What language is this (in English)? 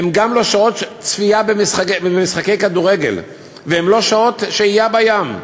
Hebrew